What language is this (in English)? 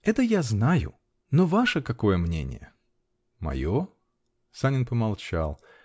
Russian